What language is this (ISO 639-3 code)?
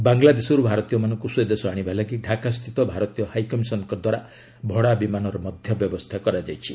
ori